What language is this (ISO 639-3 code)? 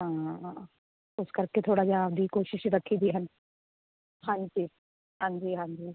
pan